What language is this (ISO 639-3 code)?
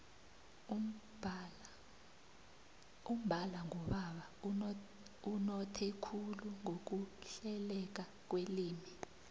nbl